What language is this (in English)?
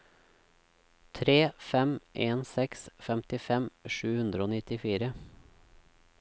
Norwegian